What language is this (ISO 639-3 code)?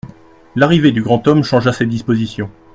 fra